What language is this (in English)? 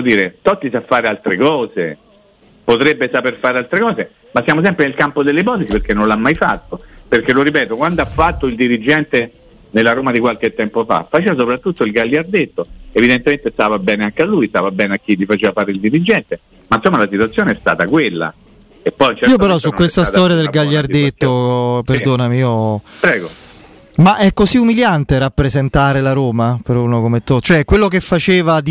Italian